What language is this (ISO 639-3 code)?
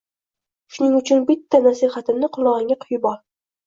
uzb